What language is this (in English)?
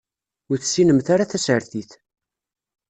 Kabyle